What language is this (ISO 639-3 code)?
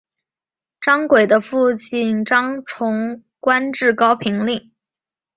zho